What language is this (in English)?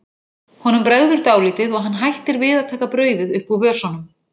Icelandic